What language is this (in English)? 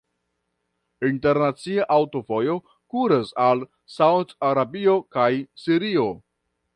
Esperanto